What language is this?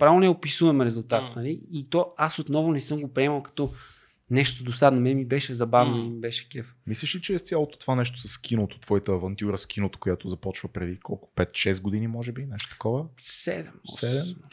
Bulgarian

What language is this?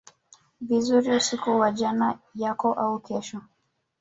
Swahili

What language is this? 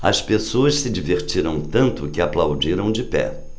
Portuguese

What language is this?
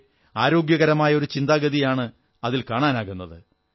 Malayalam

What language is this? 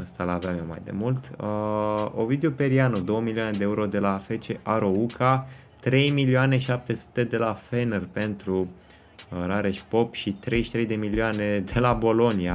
Romanian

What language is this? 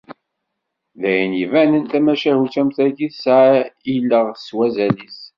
Kabyle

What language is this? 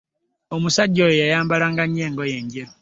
Ganda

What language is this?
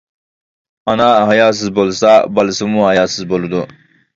Uyghur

